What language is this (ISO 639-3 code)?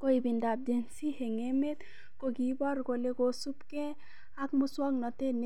kln